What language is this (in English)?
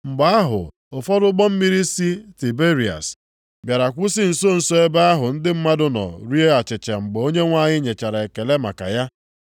Igbo